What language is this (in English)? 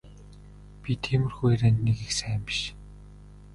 Mongolian